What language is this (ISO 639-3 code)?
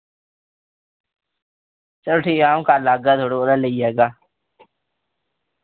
doi